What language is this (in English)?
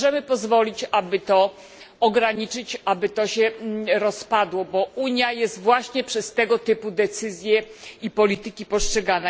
Polish